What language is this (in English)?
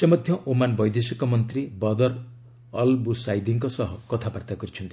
Odia